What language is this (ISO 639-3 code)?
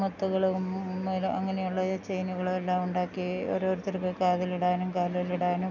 mal